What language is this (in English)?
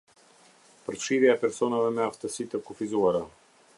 Albanian